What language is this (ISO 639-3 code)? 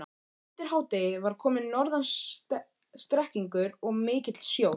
isl